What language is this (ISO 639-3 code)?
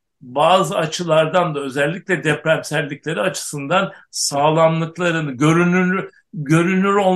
tur